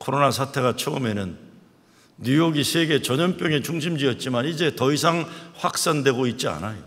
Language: Korean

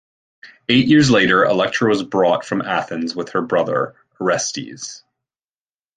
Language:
English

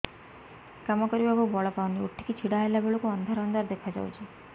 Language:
Odia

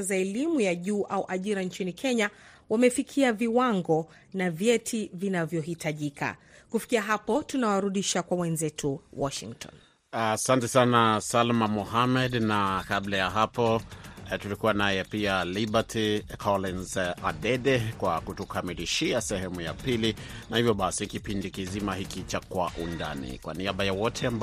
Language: Swahili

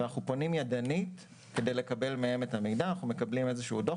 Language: Hebrew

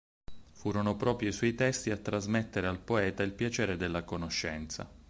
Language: Italian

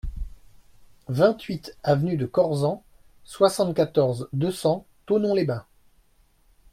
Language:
French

